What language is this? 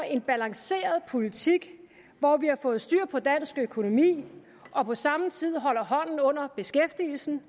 Danish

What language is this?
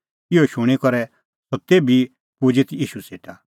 Kullu Pahari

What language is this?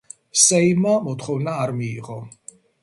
Georgian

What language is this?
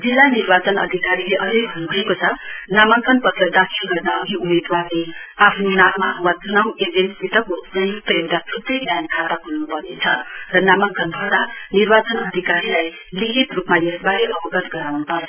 Nepali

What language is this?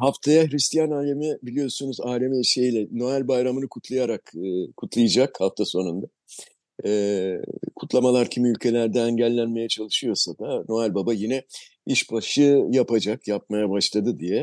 Turkish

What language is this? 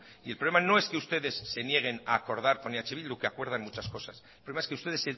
Spanish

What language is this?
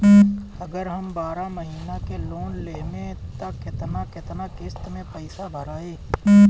Bhojpuri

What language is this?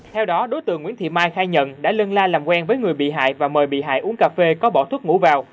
Vietnamese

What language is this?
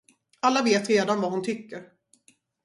Swedish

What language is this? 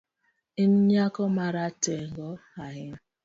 Luo (Kenya and Tanzania)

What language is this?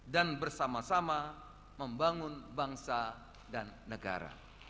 Indonesian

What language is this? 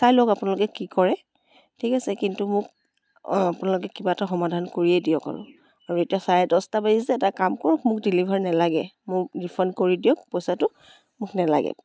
Assamese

